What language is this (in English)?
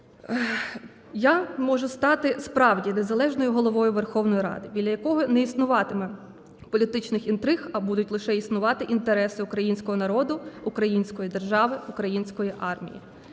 Ukrainian